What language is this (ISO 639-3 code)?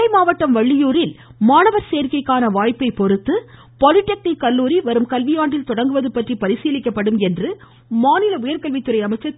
tam